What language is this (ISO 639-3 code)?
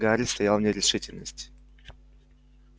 rus